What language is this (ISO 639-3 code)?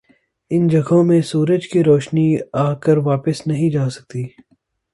urd